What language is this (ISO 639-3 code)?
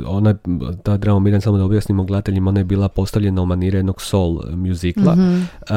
hrv